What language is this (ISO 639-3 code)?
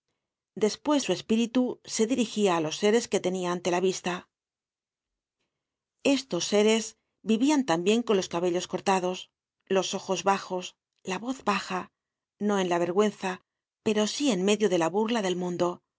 spa